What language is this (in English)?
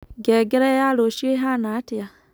Kikuyu